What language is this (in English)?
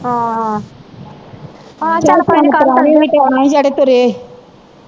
Punjabi